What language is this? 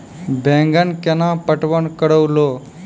Maithili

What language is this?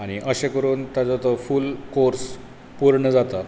Konkani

